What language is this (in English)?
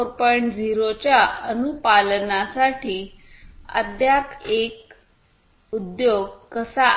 Marathi